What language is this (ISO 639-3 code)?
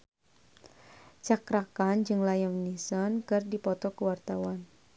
sun